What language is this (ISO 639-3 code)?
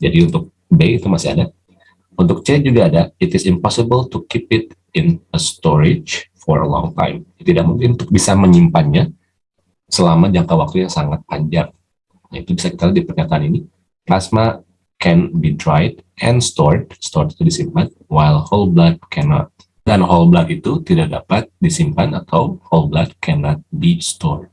ind